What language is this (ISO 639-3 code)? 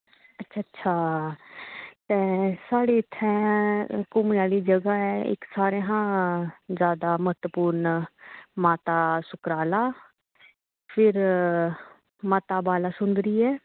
doi